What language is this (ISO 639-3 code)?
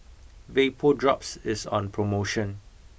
eng